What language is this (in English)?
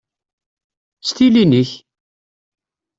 Kabyle